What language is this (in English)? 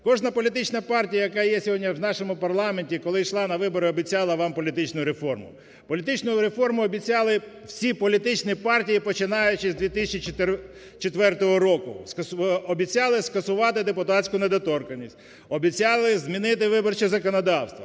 Ukrainian